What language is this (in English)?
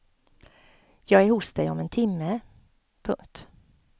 Swedish